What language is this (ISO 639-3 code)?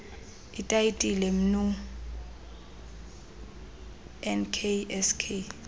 xho